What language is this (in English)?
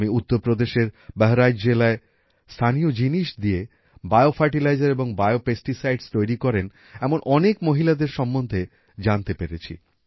Bangla